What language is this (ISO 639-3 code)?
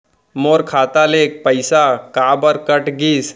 hne